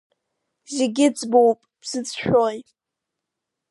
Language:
Abkhazian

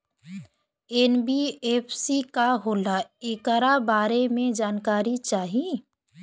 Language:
Bhojpuri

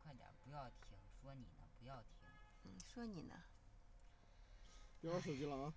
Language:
Chinese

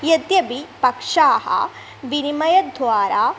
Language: Sanskrit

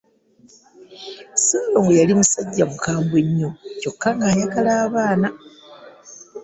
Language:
Ganda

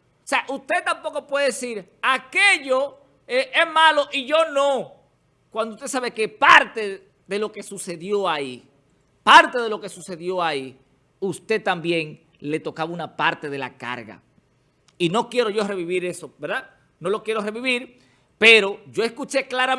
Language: Spanish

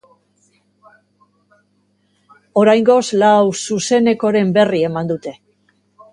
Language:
Basque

